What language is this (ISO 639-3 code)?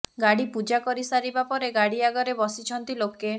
ori